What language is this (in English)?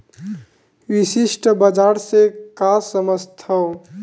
Chhattisgarhi